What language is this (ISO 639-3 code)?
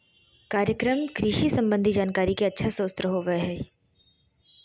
mag